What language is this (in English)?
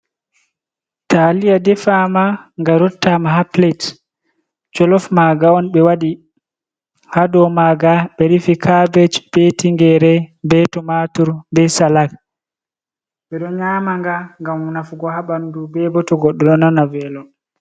Fula